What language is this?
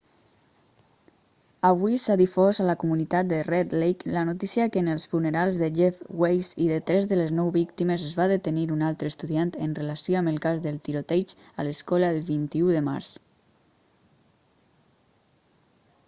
Catalan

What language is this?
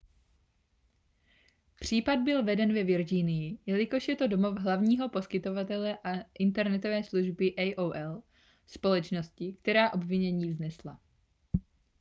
Czech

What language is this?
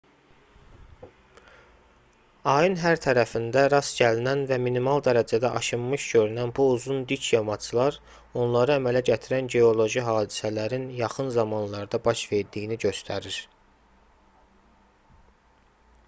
Azerbaijani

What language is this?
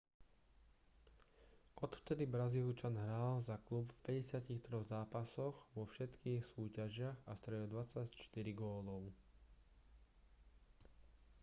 Slovak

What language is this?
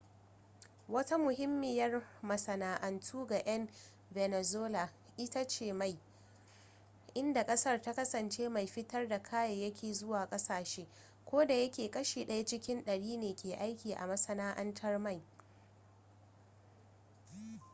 Hausa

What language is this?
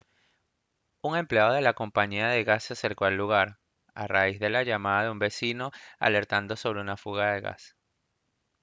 Spanish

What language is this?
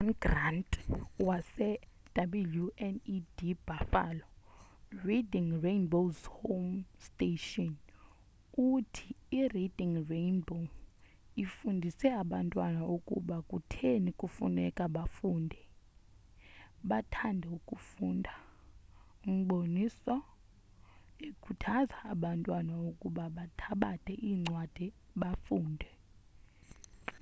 Xhosa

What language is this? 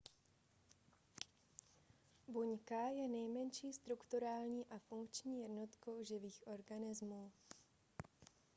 Czech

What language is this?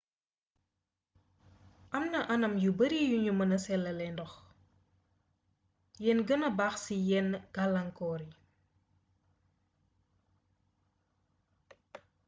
Wolof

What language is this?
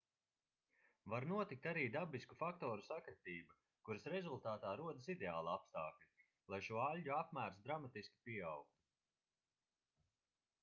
Latvian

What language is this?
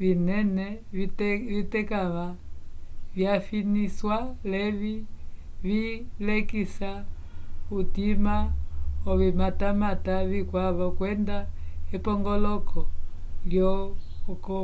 Umbundu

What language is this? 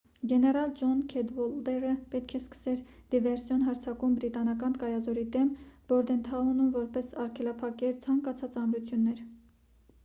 Armenian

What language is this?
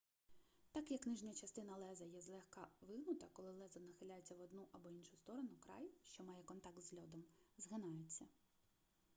Ukrainian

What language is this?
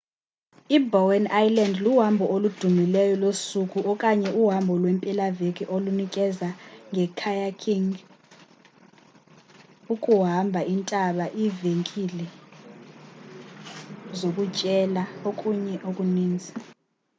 Xhosa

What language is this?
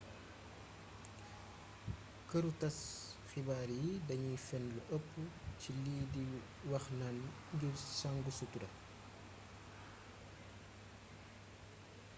Wolof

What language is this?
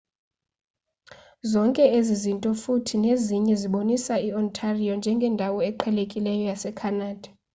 Xhosa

